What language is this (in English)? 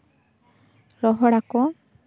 Santali